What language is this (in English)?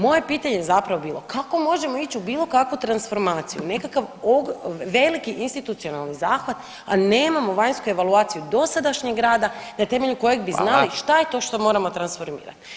Croatian